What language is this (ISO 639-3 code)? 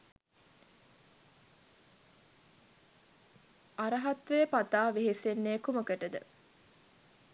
sin